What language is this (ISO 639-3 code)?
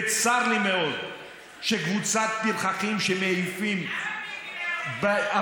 heb